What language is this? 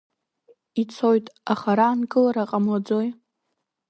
Abkhazian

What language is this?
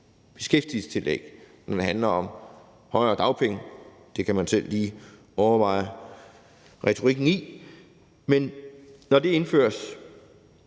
Danish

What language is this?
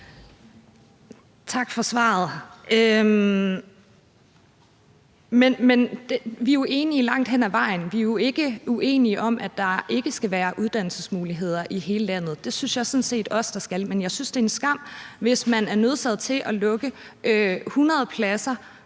Danish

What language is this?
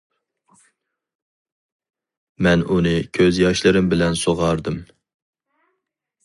Uyghur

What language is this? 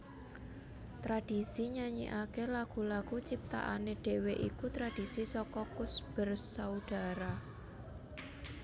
Javanese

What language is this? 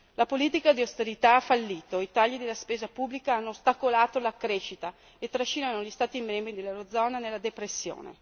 Italian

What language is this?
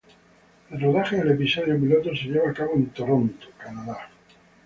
Spanish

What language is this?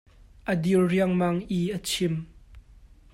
Hakha Chin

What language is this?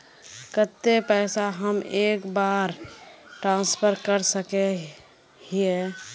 Magahi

